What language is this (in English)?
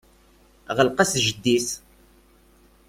Kabyle